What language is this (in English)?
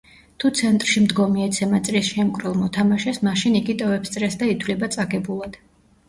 Georgian